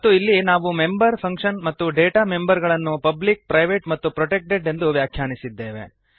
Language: Kannada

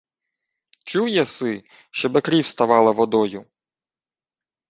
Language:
Ukrainian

